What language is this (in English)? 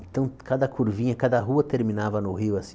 Portuguese